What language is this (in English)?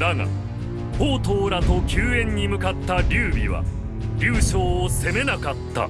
Japanese